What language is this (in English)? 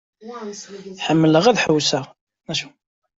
Kabyle